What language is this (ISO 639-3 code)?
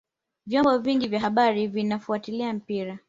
swa